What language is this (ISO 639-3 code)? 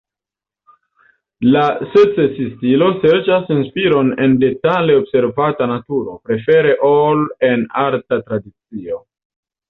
epo